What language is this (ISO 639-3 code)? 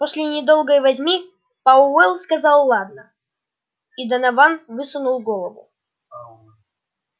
rus